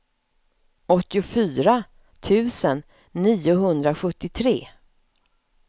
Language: Swedish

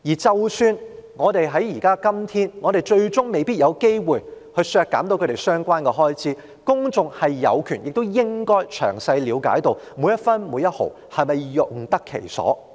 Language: Cantonese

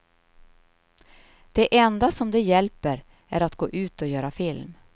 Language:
Swedish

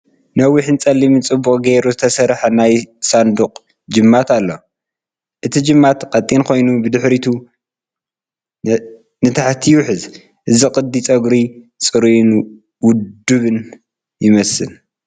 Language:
Tigrinya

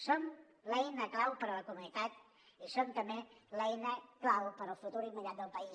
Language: Catalan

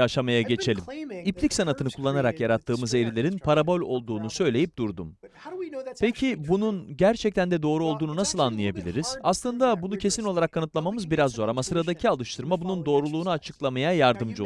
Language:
Turkish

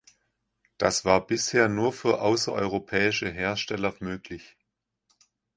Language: German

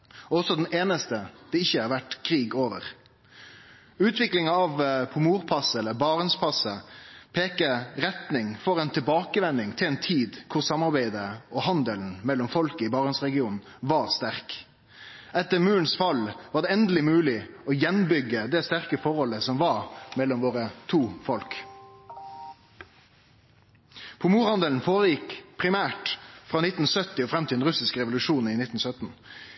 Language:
Norwegian Nynorsk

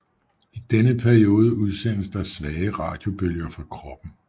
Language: Danish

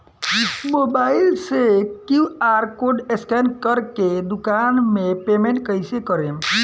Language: Bhojpuri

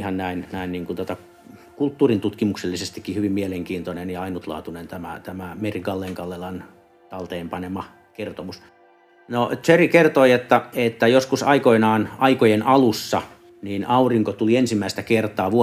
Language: Finnish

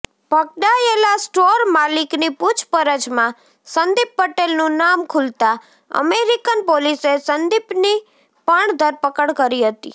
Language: Gujarati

